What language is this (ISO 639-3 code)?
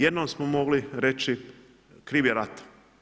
hrv